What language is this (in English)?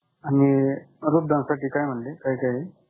Marathi